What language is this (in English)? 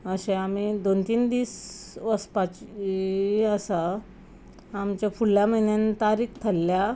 Konkani